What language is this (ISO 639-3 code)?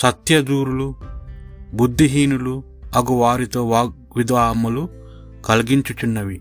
tel